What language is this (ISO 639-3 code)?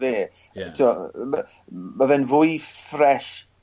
cym